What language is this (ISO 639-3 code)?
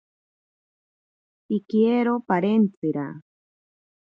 prq